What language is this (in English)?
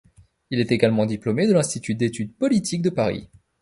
French